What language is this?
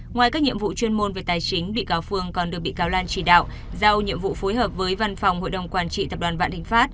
Vietnamese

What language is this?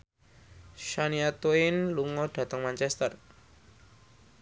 Javanese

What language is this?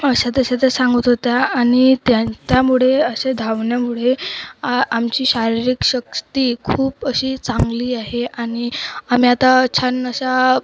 Marathi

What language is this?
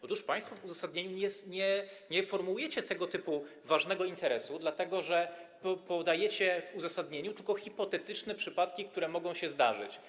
Polish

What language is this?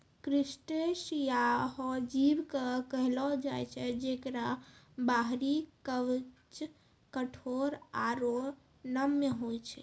Maithili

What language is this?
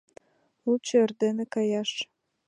Mari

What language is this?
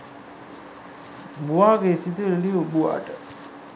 Sinhala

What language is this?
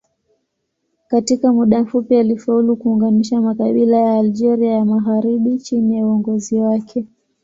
Swahili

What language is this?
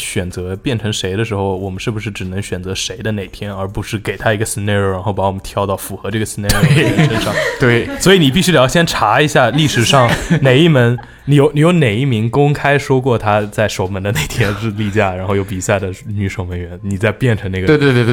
Chinese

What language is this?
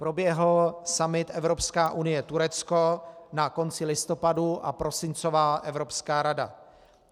Czech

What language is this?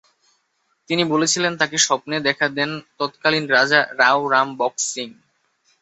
Bangla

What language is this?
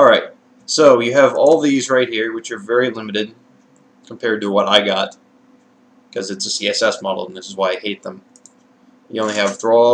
English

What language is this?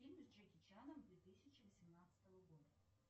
Russian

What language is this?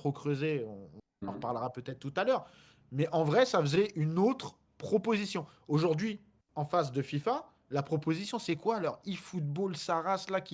French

